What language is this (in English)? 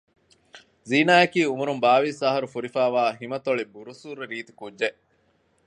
Divehi